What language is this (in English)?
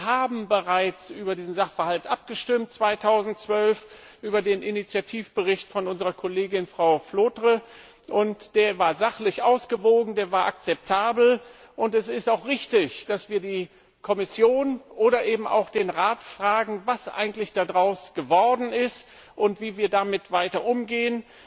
German